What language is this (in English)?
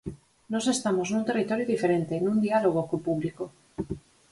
Galician